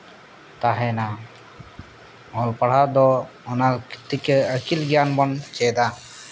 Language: Santali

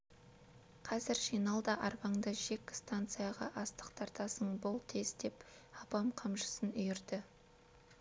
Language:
Kazakh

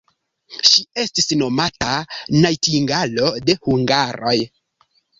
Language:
Esperanto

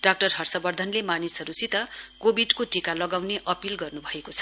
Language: Nepali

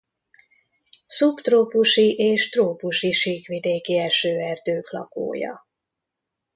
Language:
Hungarian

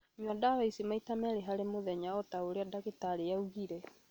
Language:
Kikuyu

